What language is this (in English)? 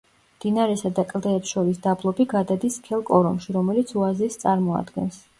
Georgian